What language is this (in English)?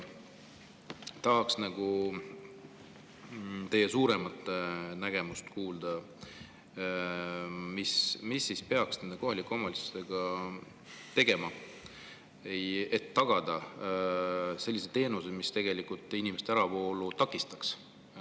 Estonian